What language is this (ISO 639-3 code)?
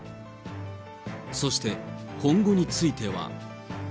jpn